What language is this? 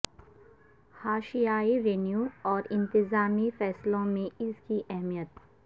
Urdu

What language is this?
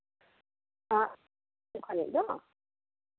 Santali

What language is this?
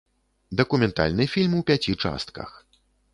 Belarusian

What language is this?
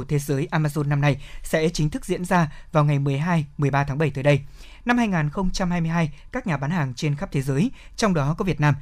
Vietnamese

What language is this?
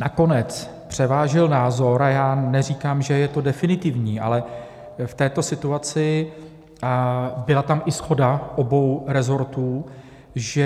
Czech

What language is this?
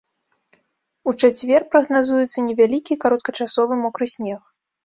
Belarusian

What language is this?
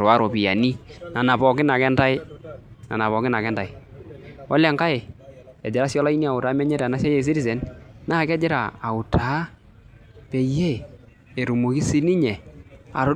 Masai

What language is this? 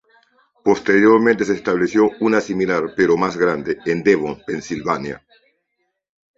Spanish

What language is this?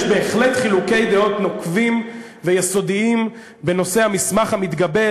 Hebrew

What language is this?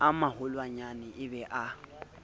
Southern Sotho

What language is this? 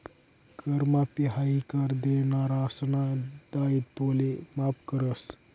Marathi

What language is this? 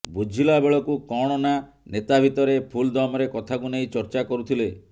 Odia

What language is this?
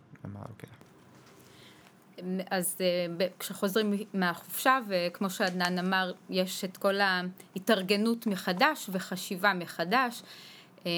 Hebrew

